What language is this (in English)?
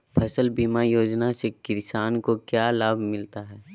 Magahi